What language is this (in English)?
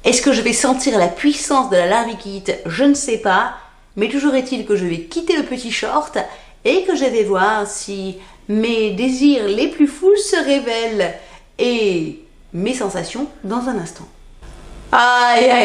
French